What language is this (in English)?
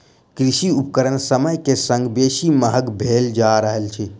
Maithili